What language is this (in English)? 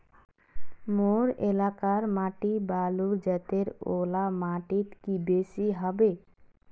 Magahi